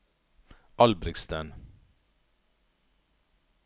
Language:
Norwegian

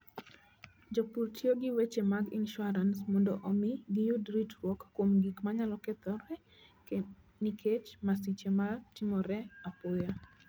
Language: Luo (Kenya and Tanzania)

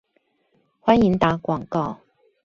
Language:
Chinese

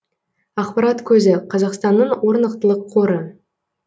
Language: Kazakh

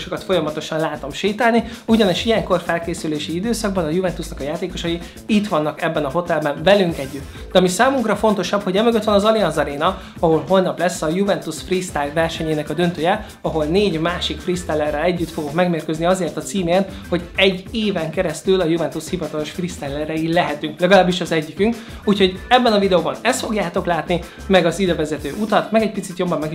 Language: Hungarian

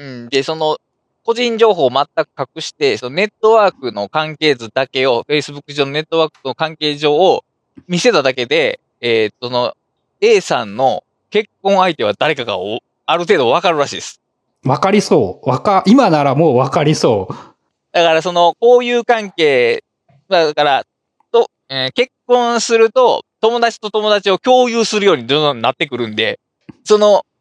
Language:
Japanese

